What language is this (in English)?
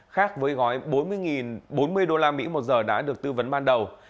Vietnamese